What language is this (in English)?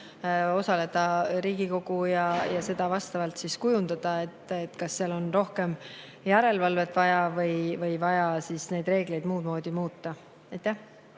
Estonian